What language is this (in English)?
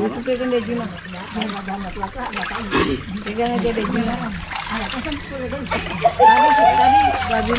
Indonesian